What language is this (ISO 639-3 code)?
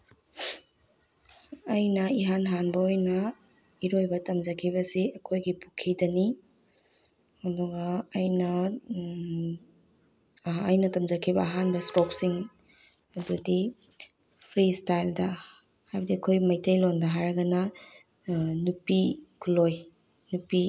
mni